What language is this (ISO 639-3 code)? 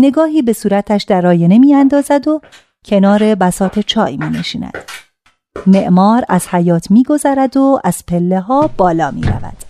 fas